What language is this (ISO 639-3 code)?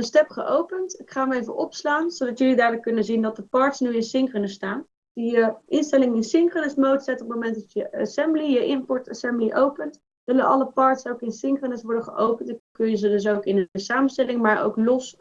nld